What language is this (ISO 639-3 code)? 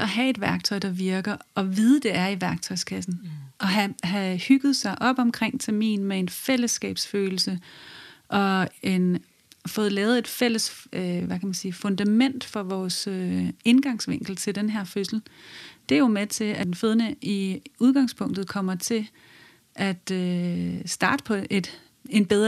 dan